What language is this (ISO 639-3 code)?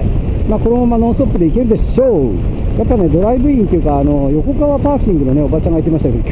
jpn